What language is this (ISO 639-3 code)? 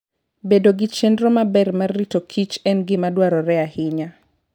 luo